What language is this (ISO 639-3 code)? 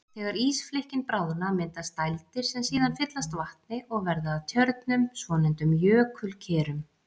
isl